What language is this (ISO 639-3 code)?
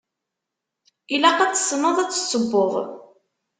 kab